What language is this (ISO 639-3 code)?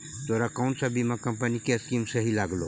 mag